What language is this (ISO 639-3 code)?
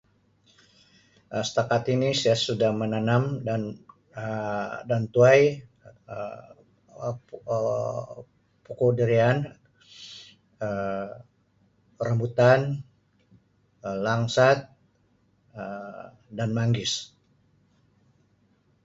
msi